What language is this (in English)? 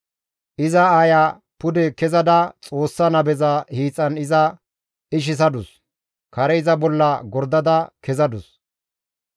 Gamo